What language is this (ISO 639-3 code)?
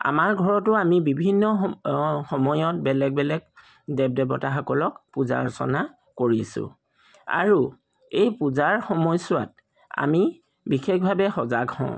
asm